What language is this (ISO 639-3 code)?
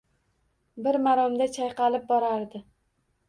uzb